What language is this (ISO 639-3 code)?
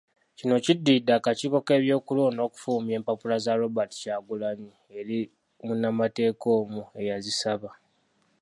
lug